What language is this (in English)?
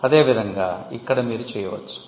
Telugu